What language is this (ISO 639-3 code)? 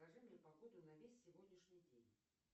rus